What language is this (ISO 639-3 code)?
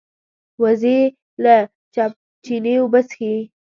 pus